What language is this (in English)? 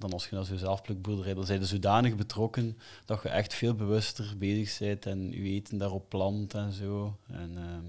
Dutch